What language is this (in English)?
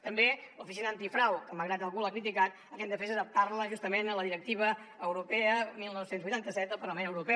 Catalan